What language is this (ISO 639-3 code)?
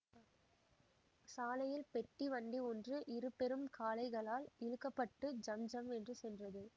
tam